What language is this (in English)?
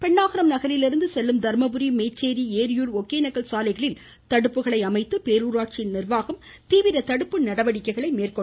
Tamil